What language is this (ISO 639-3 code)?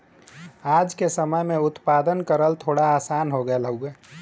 bho